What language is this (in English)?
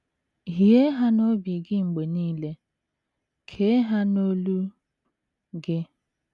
Igbo